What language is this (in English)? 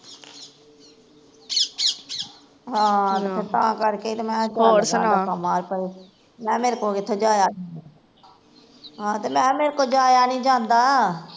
Punjabi